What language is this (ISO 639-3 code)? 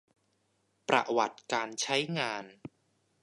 tha